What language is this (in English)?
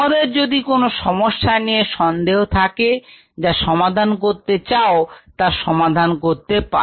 Bangla